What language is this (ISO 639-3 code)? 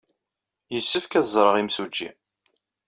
kab